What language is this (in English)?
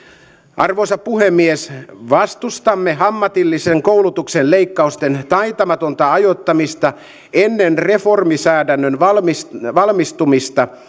Finnish